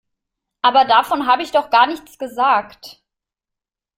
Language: German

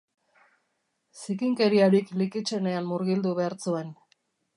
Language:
Basque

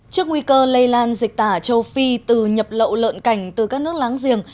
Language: Vietnamese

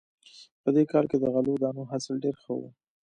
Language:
Pashto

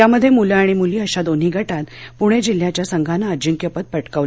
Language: Marathi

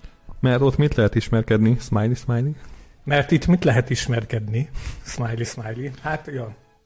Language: Hungarian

